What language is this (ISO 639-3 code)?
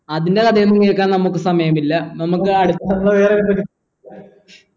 mal